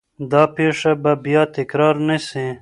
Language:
Pashto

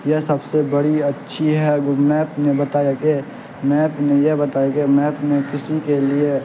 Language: Urdu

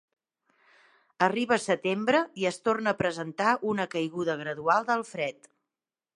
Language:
Catalan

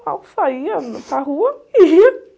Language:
Portuguese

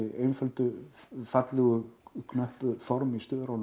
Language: Icelandic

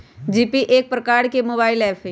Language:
Magahi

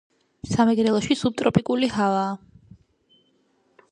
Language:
Georgian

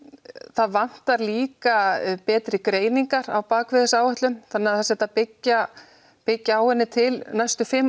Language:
Icelandic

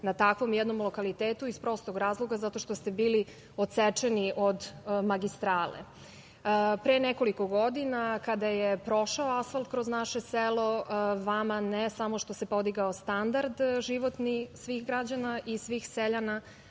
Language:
Serbian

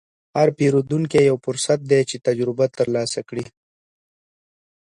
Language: Pashto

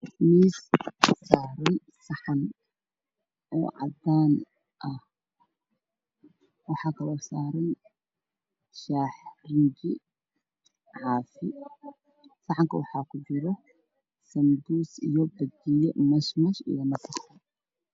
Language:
Somali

